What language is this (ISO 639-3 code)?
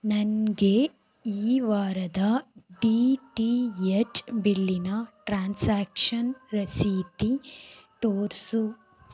kan